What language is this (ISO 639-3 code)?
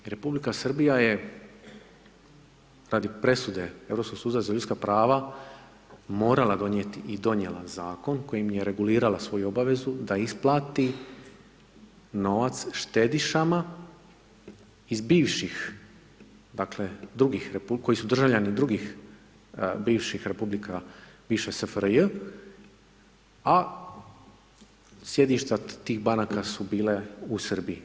hrv